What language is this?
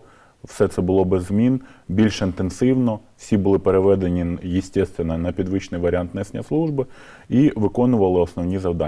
Ukrainian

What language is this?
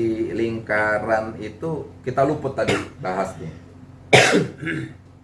Indonesian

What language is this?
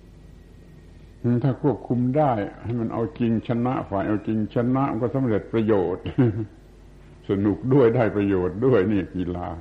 Thai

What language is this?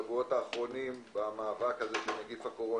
Hebrew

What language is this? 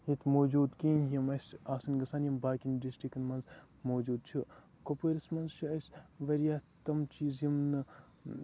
Kashmiri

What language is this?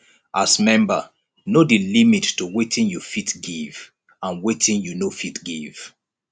Nigerian Pidgin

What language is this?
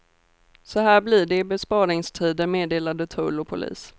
Swedish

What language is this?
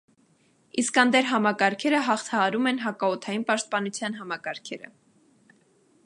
Armenian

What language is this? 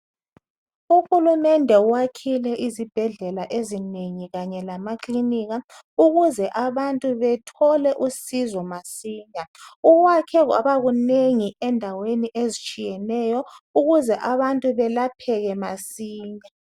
North Ndebele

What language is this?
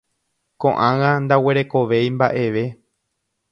Guarani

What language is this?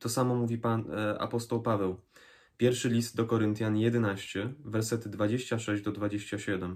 Polish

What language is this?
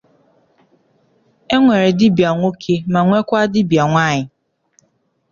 Igbo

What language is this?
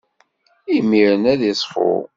Kabyle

